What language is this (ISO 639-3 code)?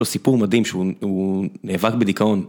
heb